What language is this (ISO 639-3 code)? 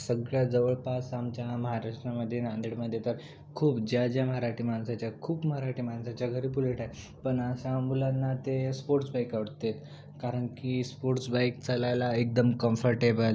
mar